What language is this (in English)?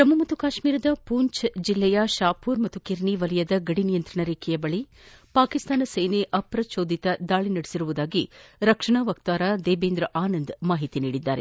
Kannada